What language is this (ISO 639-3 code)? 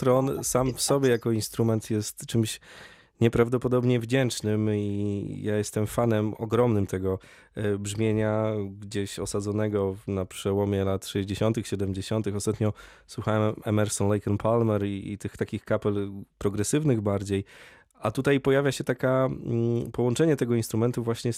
pol